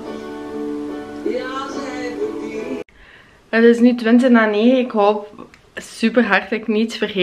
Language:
Dutch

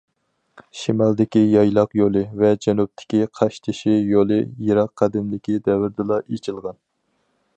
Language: Uyghur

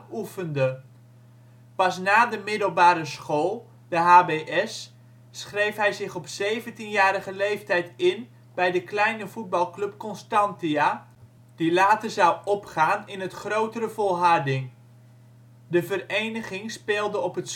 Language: Dutch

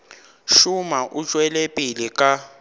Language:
Northern Sotho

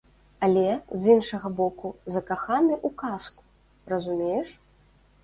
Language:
Belarusian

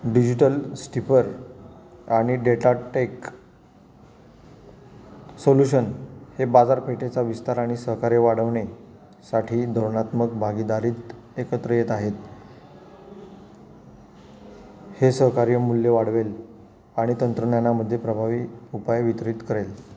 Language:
Marathi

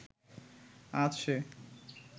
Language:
Bangla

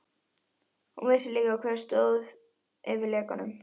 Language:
Icelandic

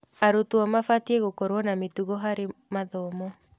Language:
Kikuyu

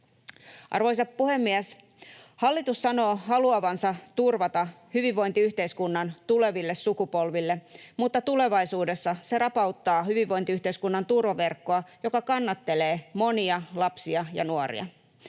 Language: Finnish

